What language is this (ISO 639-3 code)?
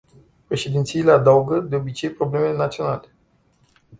ron